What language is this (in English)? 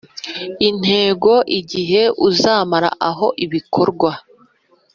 Kinyarwanda